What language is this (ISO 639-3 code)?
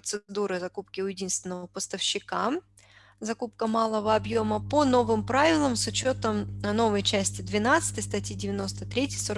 rus